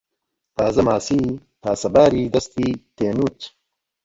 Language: Central Kurdish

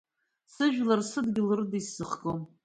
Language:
Abkhazian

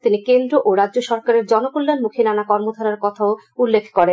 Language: Bangla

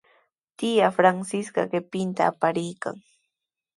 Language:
Sihuas Ancash Quechua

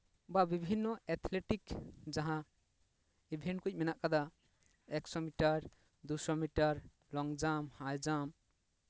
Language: Santali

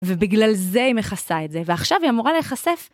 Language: Hebrew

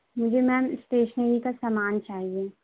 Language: Urdu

